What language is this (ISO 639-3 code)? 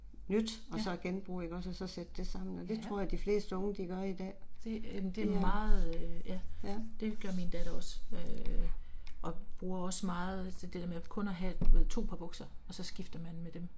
dan